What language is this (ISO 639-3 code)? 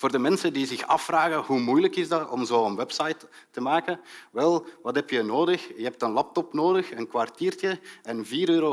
nld